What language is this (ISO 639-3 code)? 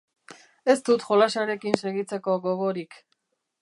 eus